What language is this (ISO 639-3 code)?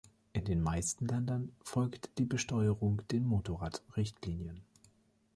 deu